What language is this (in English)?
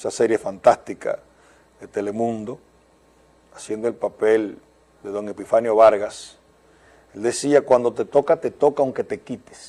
Spanish